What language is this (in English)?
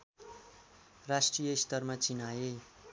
Nepali